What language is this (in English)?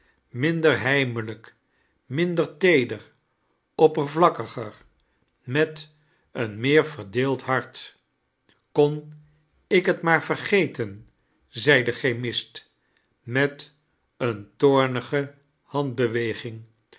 Dutch